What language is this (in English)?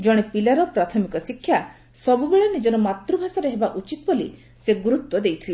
Odia